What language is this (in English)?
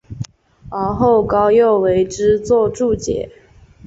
Chinese